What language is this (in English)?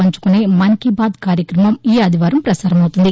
Telugu